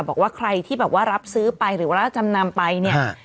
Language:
Thai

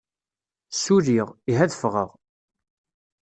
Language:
Kabyle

